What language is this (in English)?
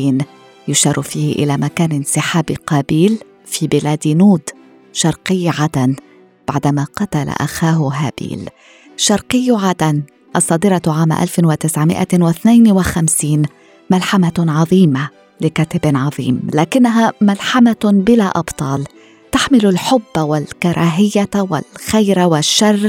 Arabic